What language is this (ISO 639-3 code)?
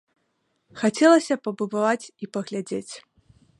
bel